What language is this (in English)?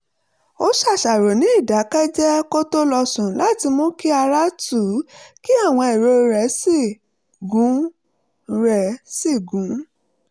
Yoruba